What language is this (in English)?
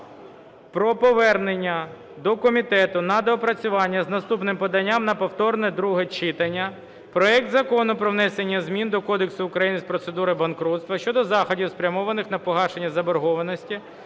Ukrainian